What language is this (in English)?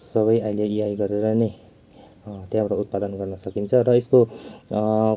Nepali